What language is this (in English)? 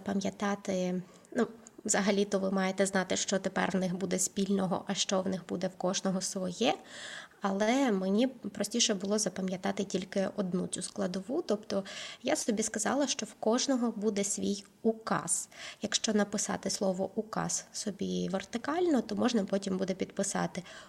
Ukrainian